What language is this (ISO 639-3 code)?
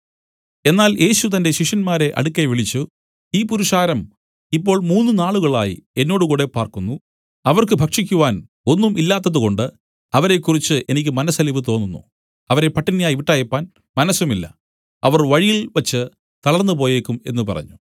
mal